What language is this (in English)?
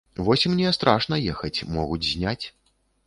Belarusian